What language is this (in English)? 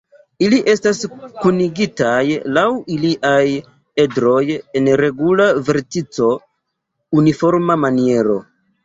Esperanto